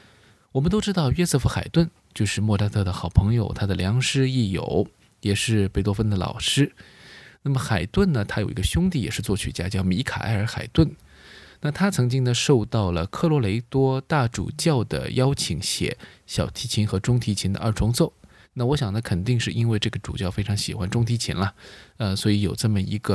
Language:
Chinese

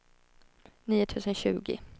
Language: Swedish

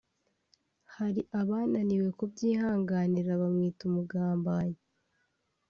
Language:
Kinyarwanda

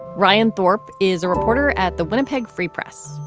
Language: English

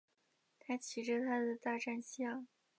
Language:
Chinese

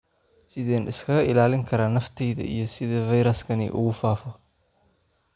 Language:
Somali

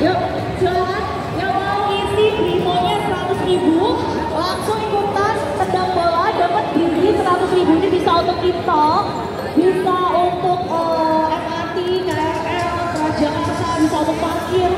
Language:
Indonesian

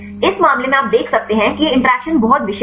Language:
Hindi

